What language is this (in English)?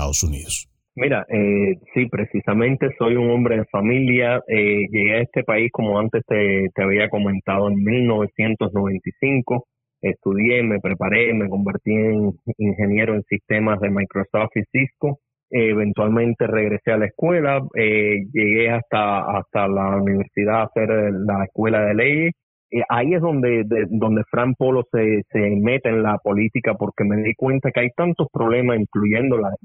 Spanish